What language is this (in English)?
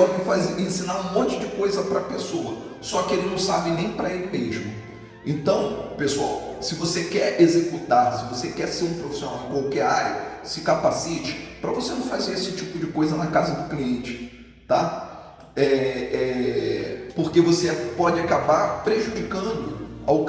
Portuguese